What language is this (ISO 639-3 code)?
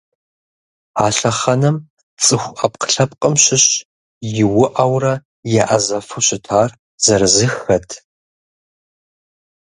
kbd